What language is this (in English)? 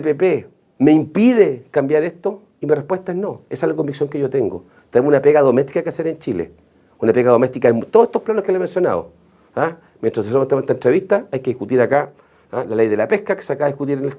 Spanish